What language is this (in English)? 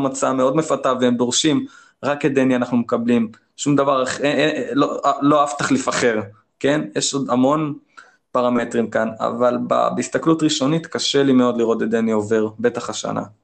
Hebrew